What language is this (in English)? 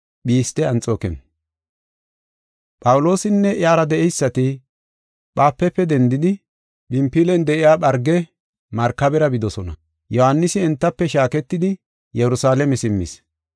Gofa